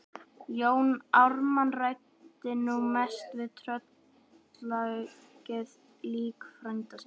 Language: Icelandic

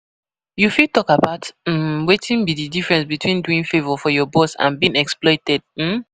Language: Nigerian Pidgin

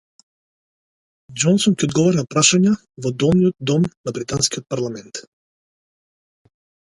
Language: Macedonian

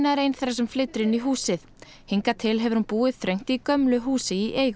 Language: Icelandic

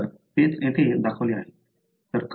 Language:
Marathi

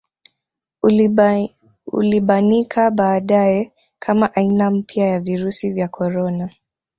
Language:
Swahili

